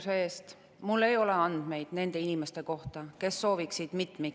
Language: Estonian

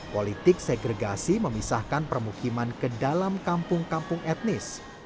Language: Indonesian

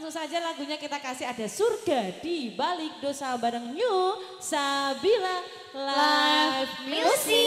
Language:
Indonesian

